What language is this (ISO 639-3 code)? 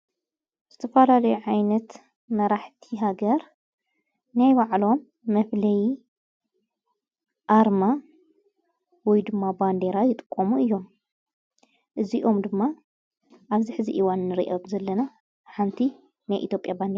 tir